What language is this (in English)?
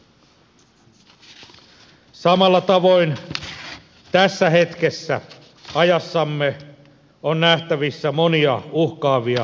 Finnish